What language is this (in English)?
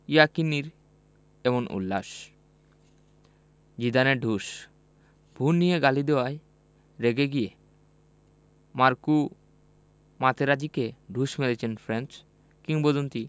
Bangla